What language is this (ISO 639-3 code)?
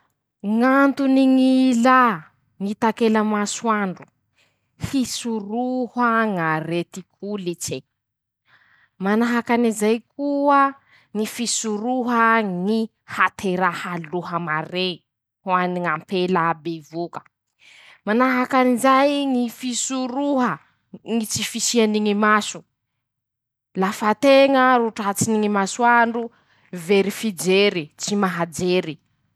msh